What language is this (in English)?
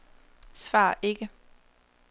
Danish